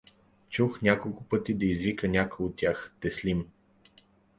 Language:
Bulgarian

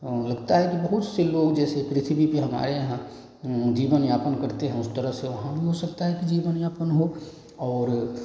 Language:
Hindi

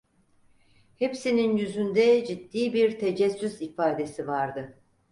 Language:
Turkish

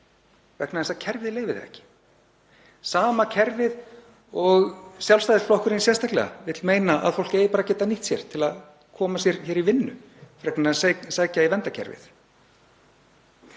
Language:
Icelandic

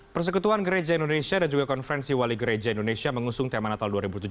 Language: Indonesian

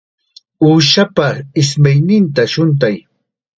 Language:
Chiquián Ancash Quechua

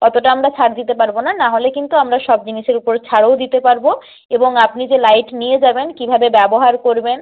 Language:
Bangla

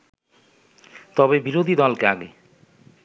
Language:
Bangla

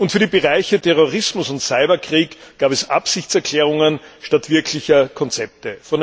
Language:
German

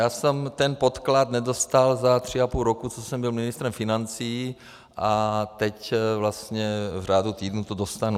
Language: Czech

